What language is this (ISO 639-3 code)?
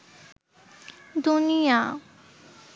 ben